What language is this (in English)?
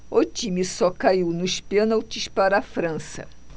Portuguese